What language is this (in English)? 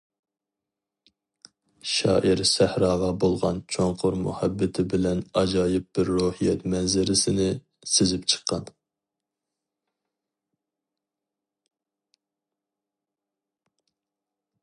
Uyghur